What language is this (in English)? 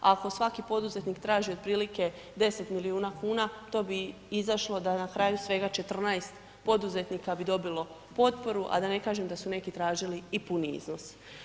Croatian